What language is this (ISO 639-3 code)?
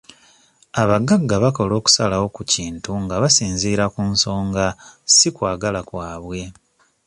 lug